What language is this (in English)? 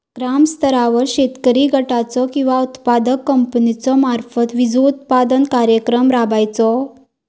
Marathi